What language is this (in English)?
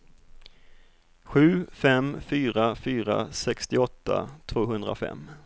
Swedish